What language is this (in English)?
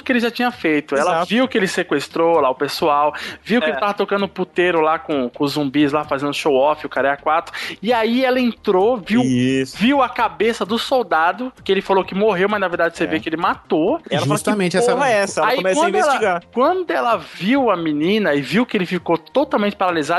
Portuguese